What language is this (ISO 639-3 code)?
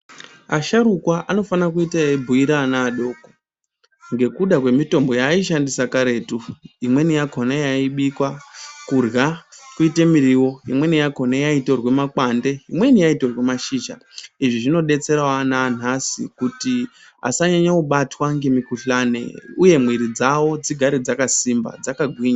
ndc